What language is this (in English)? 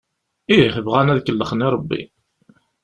Kabyle